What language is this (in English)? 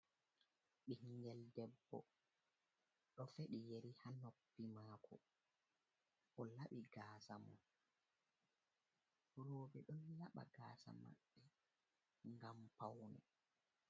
Fula